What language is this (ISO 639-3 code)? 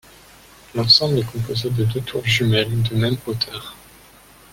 fra